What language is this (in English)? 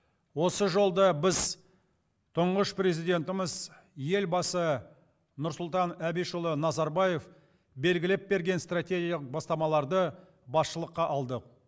Kazakh